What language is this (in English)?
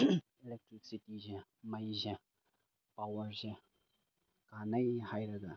Manipuri